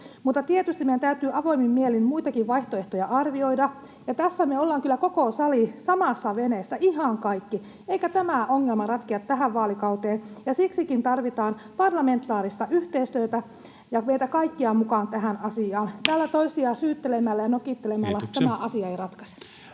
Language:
Finnish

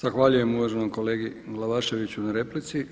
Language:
Croatian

